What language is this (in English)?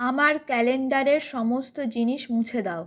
Bangla